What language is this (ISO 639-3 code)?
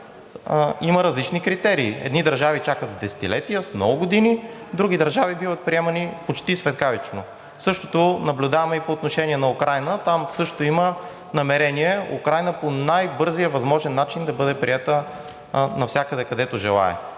bul